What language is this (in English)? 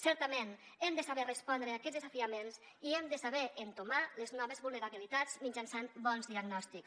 Catalan